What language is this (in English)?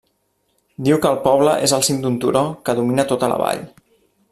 Catalan